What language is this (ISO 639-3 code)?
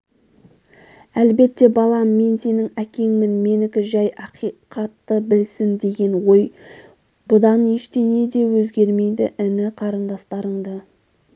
kaz